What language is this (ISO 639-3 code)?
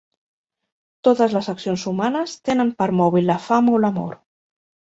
cat